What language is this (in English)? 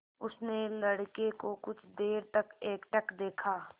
Hindi